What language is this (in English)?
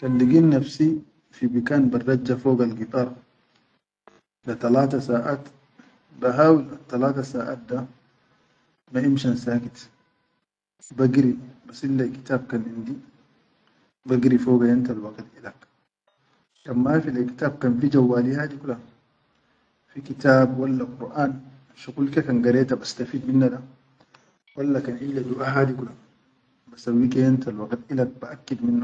Chadian Arabic